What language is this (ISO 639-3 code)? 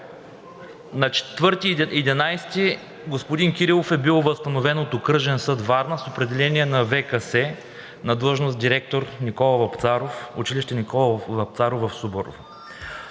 bul